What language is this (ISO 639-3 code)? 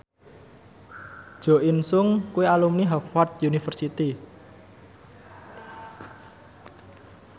jav